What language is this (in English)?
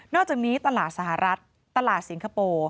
Thai